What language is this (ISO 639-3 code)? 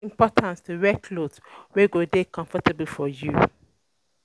pcm